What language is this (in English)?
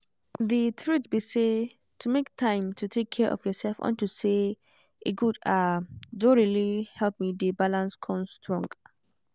Nigerian Pidgin